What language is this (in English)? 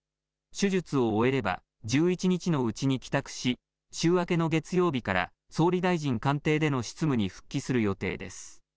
Japanese